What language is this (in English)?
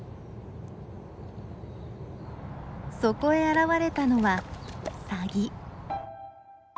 Japanese